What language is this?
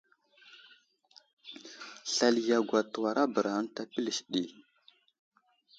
Wuzlam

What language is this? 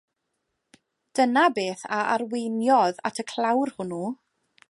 Welsh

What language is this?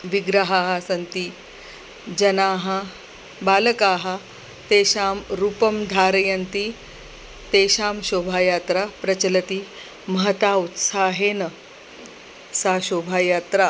Sanskrit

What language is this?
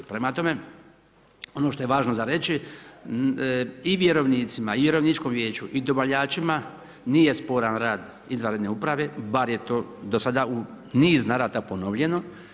Croatian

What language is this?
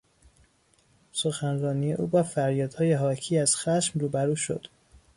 Persian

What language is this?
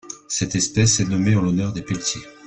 French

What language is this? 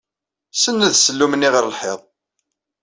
Kabyle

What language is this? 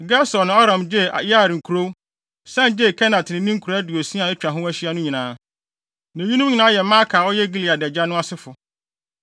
Akan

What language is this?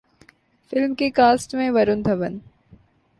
Urdu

